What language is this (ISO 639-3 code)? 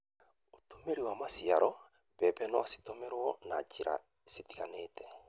kik